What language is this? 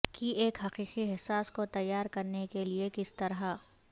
Urdu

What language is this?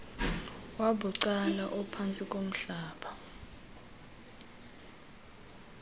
Xhosa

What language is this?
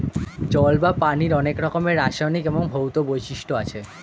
Bangla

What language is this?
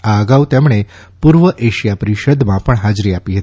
Gujarati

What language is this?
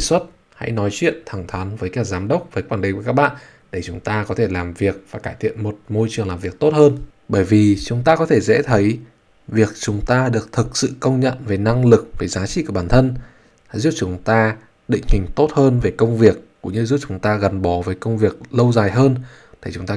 Vietnamese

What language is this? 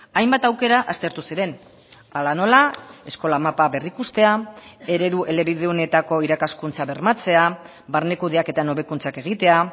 Basque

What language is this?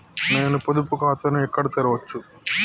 Telugu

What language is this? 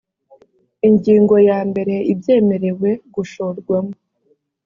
Kinyarwanda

